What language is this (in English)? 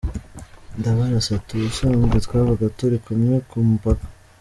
Kinyarwanda